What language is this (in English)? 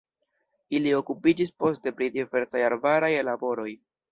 Esperanto